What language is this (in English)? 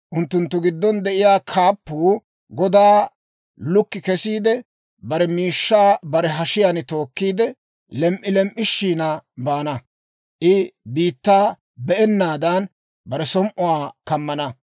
Dawro